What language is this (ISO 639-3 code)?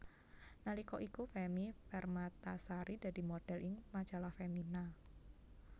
jav